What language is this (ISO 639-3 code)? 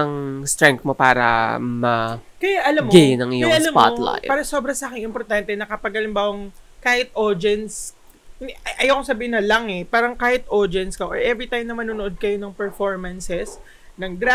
fil